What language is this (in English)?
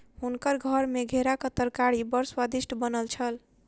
Maithili